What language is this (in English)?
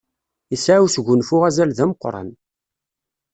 Kabyle